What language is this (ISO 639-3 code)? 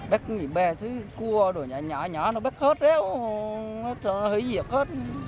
vie